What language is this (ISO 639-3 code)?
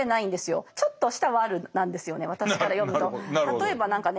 jpn